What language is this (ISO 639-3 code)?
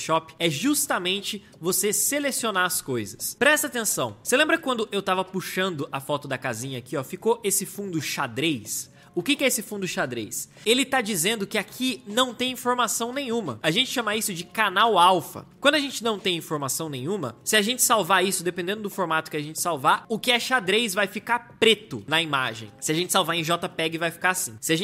por